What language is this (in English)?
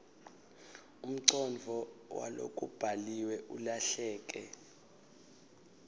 Swati